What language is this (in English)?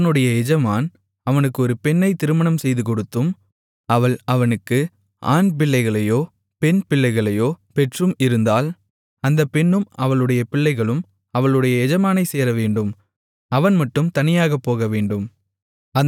Tamil